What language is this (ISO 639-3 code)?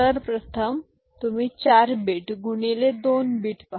mar